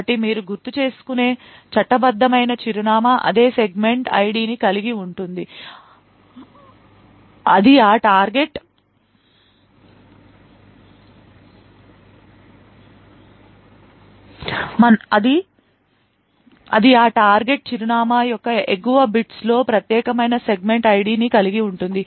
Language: Telugu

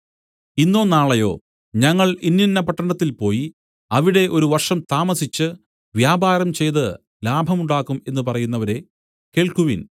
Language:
Malayalam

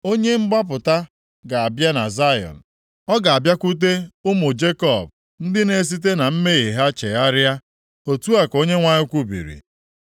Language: Igbo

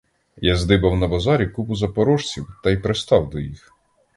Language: Ukrainian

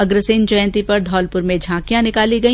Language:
Hindi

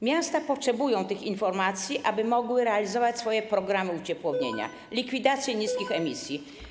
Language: Polish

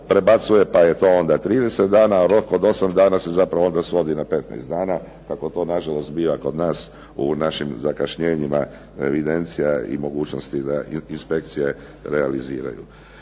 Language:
Croatian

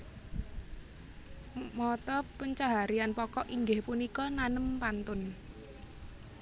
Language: Javanese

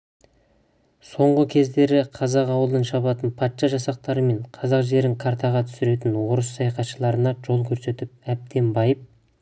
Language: Kazakh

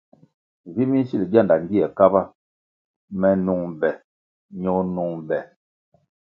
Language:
Kwasio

